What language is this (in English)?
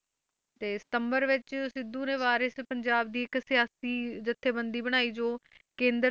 Punjabi